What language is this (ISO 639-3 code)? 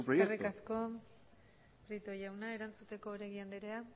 eus